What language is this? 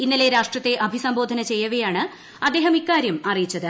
Malayalam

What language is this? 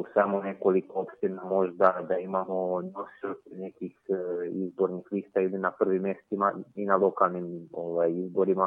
Croatian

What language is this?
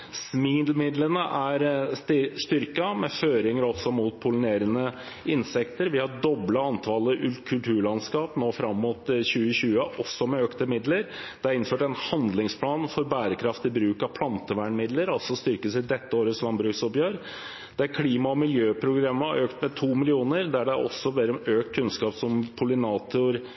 Norwegian Bokmål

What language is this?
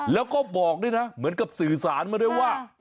Thai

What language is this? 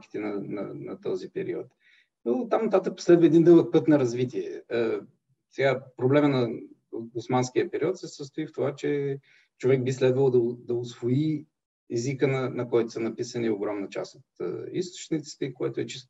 Bulgarian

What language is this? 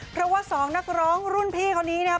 Thai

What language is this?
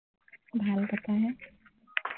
Assamese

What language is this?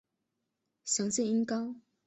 Chinese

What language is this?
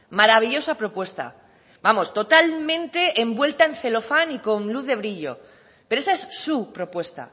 Spanish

